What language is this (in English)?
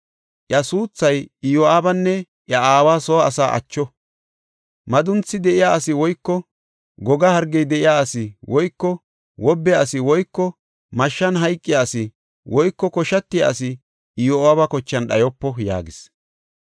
Gofa